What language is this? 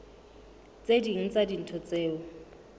Southern Sotho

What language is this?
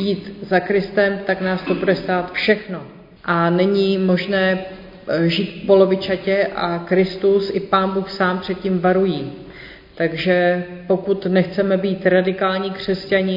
Czech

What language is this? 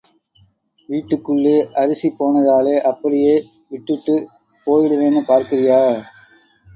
Tamil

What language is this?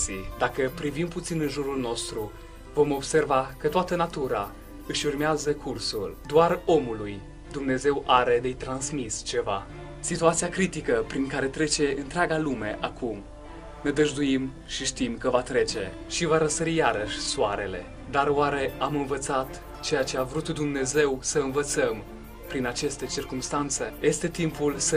Romanian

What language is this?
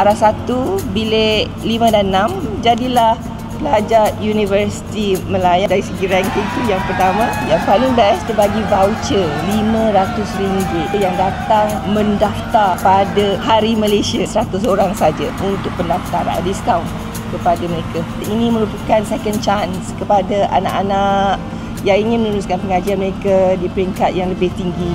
Malay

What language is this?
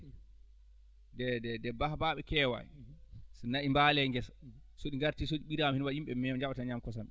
Fula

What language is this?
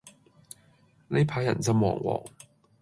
Cantonese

